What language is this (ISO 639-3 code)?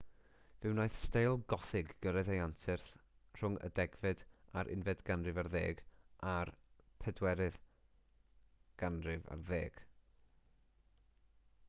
cym